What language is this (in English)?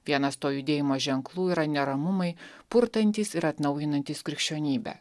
Lithuanian